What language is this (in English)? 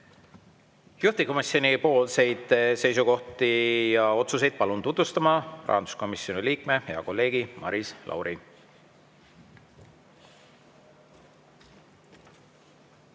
Estonian